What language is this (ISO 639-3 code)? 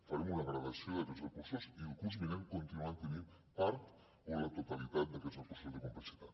cat